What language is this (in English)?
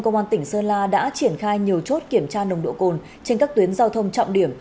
Vietnamese